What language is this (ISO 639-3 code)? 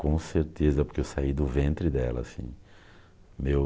por